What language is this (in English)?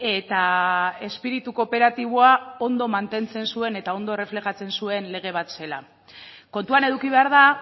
Basque